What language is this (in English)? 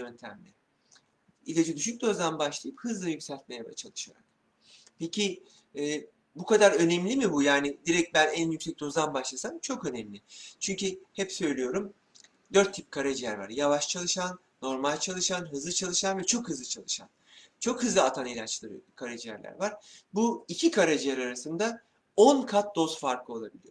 Turkish